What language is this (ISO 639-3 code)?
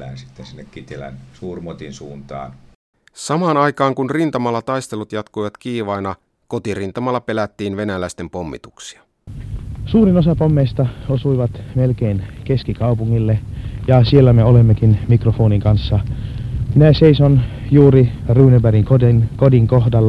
fin